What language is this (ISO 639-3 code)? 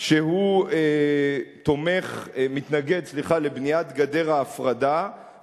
heb